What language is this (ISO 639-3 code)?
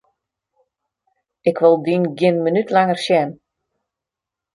fry